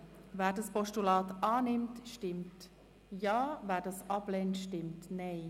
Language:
Swiss German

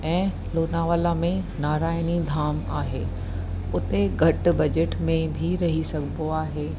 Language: Sindhi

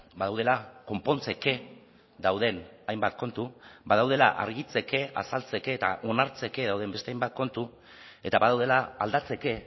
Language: Basque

